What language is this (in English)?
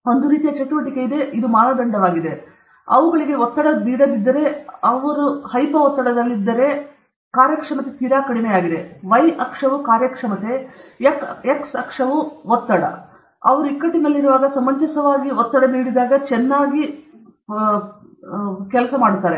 Kannada